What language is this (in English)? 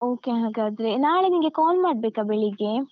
Kannada